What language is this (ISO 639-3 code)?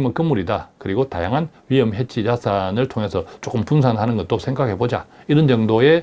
kor